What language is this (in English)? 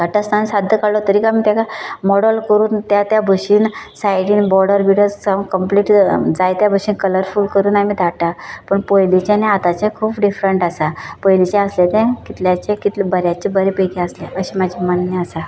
Konkani